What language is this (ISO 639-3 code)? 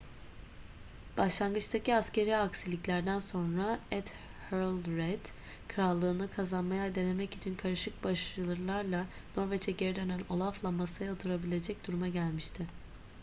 tur